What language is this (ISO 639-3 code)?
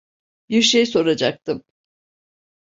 tur